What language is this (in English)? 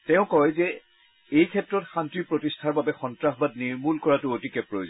Assamese